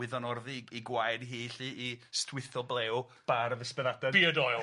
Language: Welsh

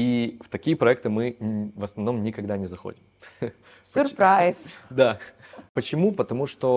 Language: Russian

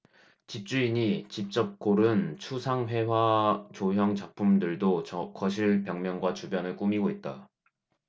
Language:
Korean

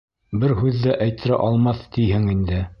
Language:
Bashkir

